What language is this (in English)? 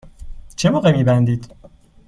Persian